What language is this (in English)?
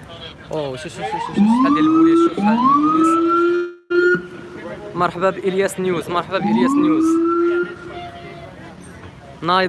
Arabic